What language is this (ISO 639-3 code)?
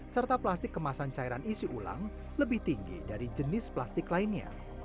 ind